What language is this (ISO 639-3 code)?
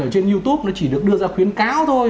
vie